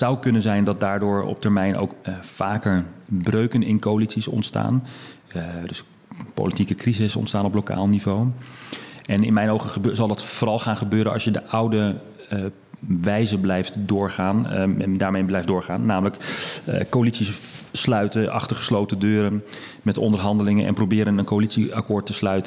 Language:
Dutch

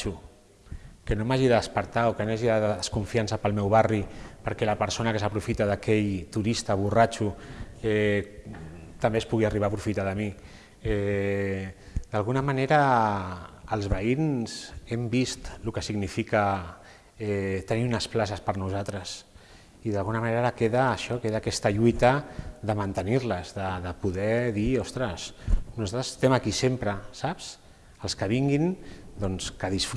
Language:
Catalan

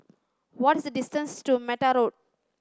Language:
English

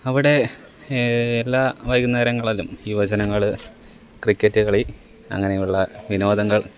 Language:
Malayalam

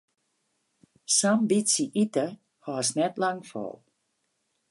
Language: Western Frisian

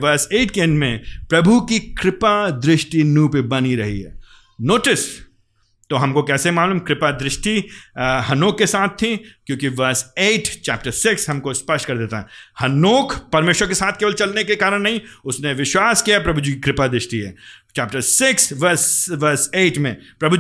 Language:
Hindi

